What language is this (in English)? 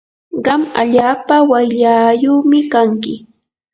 Yanahuanca Pasco Quechua